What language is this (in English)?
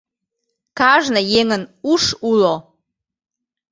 Mari